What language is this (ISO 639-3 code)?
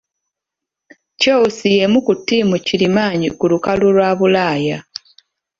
lug